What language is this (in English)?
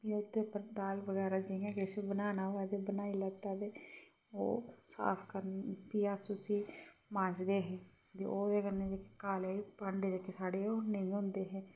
Dogri